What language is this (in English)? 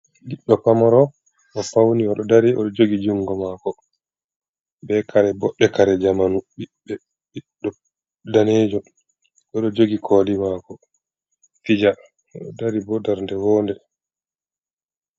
Fula